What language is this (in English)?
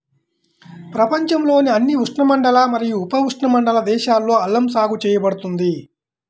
Telugu